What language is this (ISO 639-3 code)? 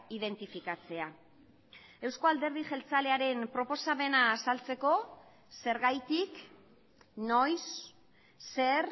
eus